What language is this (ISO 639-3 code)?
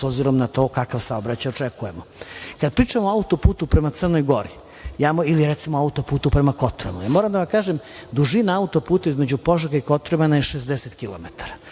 srp